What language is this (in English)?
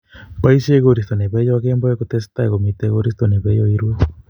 Kalenjin